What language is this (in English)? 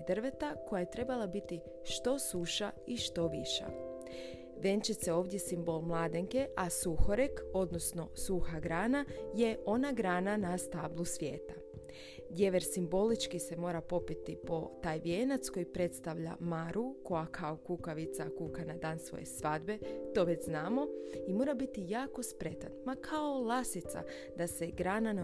Croatian